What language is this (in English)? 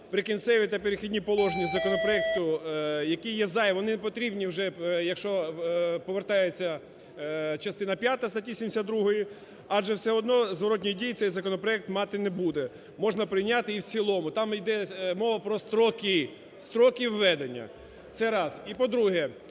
Ukrainian